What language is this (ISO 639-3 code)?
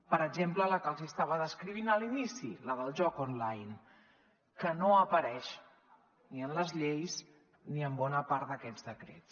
cat